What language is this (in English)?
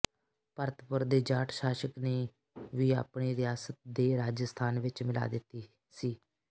Punjabi